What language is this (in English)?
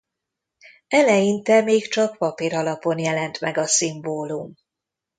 Hungarian